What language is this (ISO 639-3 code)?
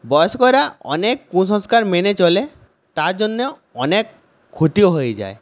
ben